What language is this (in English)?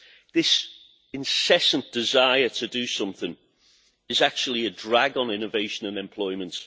English